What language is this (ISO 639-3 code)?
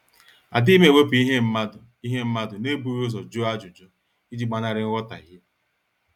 ibo